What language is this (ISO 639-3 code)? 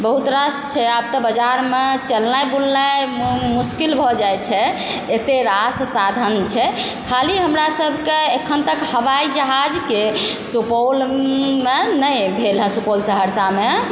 mai